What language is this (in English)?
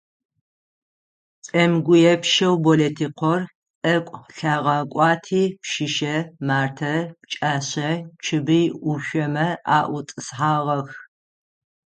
Adyghe